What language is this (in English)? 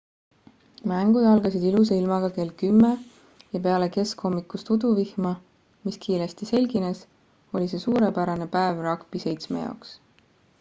Estonian